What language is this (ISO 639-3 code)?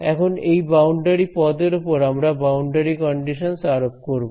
ben